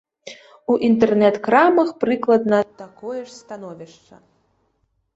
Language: Belarusian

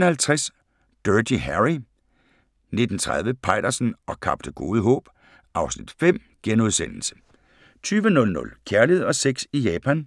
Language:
Danish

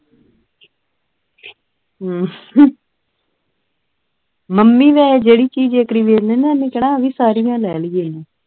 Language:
Punjabi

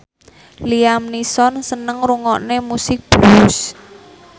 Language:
Javanese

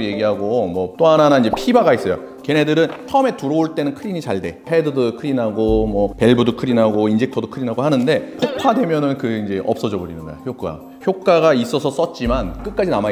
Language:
Korean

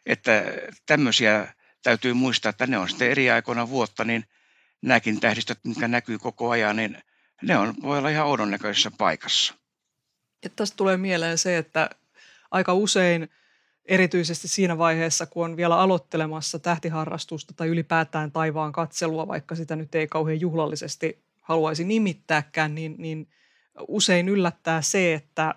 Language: Finnish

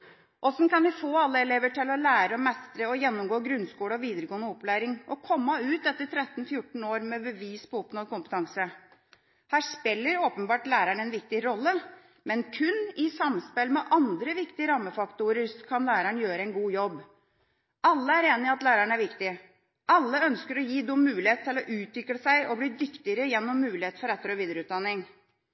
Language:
Norwegian Bokmål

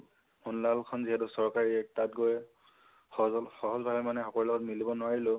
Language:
Assamese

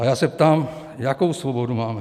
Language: Czech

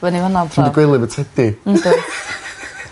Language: Welsh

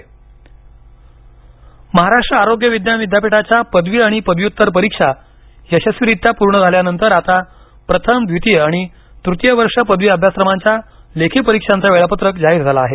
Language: Marathi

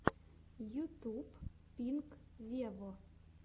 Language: Russian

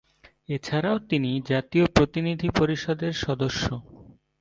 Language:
Bangla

